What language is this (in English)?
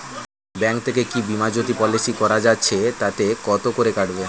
Bangla